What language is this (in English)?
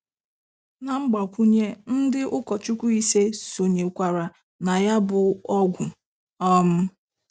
Igbo